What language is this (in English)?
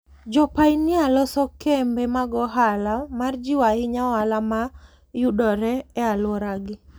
Luo (Kenya and Tanzania)